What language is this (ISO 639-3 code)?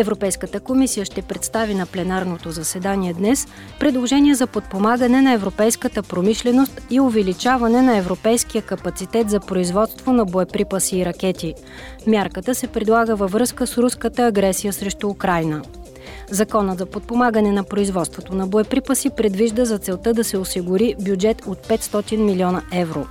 bul